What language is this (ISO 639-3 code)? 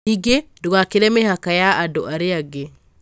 kik